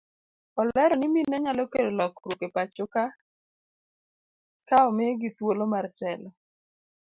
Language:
Luo (Kenya and Tanzania)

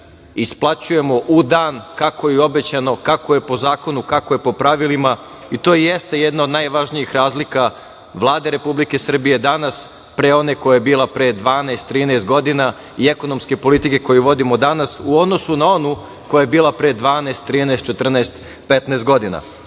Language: Serbian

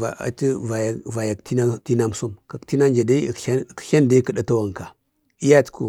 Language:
Bade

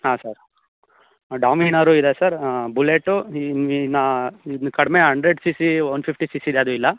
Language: Kannada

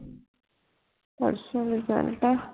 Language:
Punjabi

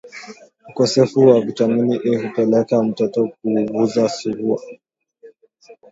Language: Swahili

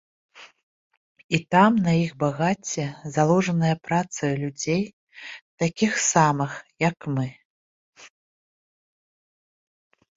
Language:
Belarusian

